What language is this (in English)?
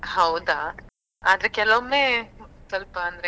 Kannada